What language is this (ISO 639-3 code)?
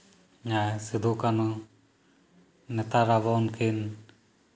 sat